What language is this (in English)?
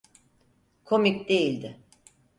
Turkish